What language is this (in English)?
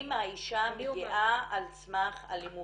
Hebrew